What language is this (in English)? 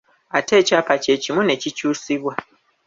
Ganda